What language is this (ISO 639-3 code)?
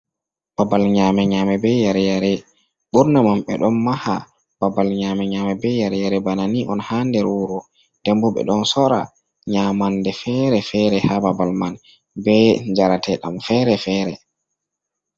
ful